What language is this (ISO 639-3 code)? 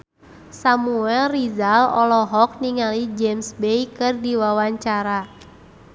sun